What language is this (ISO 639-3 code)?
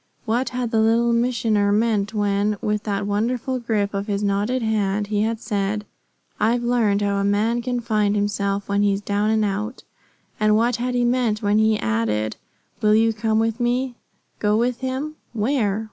eng